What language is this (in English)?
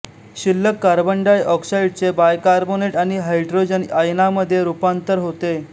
Marathi